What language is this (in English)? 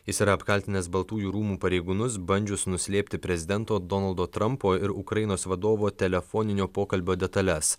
Lithuanian